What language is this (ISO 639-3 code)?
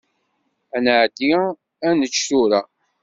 kab